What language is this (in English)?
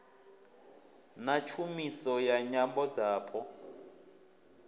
Venda